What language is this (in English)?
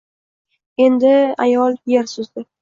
Uzbek